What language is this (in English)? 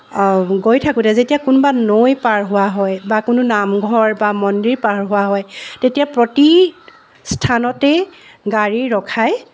Assamese